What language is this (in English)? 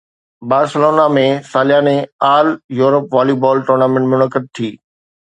Sindhi